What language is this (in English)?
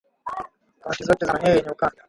Swahili